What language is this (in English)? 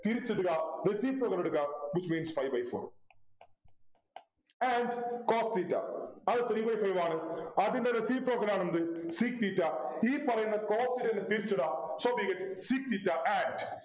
Malayalam